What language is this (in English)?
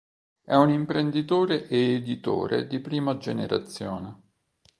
Italian